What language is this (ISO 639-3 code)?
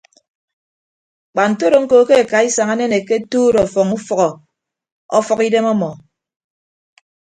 ibb